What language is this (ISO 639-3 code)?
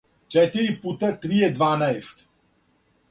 srp